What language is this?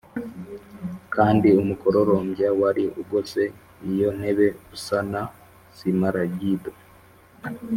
Kinyarwanda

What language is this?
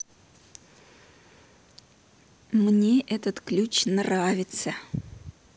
Russian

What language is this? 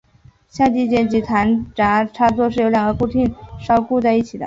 Chinese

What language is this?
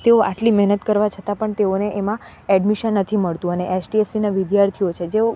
Gujarati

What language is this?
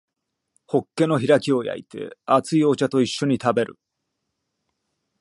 Japanese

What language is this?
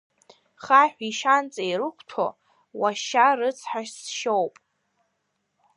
Abkhazian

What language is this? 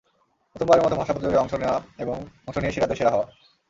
Bangla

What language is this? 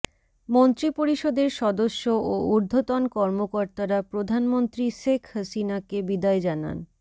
Bangla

